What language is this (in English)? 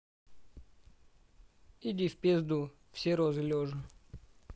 Russian